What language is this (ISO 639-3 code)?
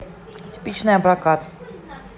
rus